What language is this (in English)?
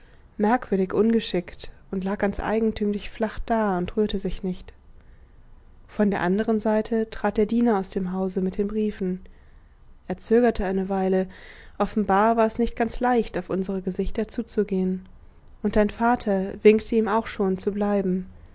German